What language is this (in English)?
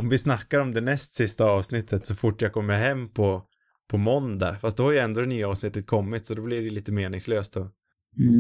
Swedish